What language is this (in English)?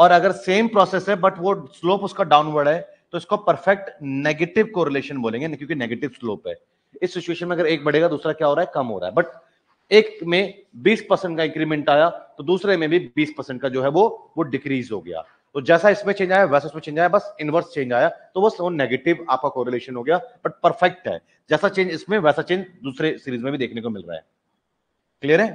Hindi